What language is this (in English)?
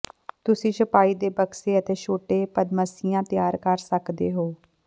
Punjabi